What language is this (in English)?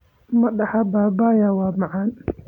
Somali